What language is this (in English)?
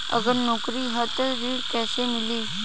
Bhojpuri